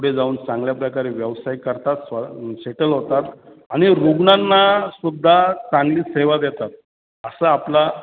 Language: Marathi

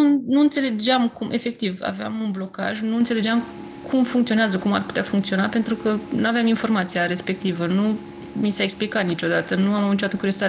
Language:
Romanian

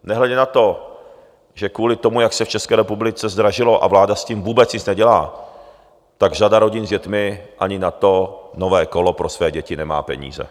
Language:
Czech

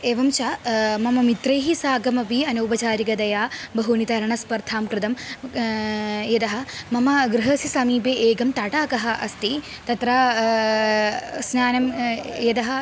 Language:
Sanskrit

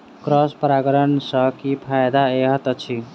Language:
Maithili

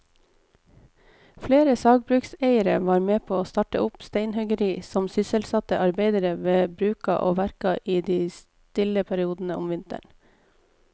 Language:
Norwegian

